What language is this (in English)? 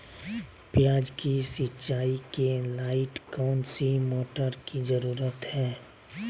Magahi